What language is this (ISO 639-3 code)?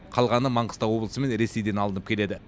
kaz